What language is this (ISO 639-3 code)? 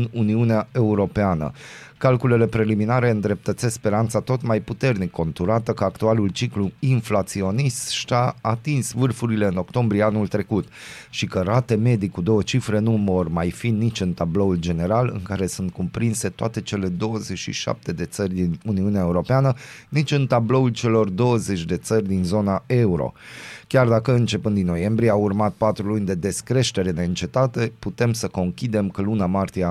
ron